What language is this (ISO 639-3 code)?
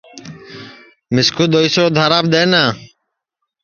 ssi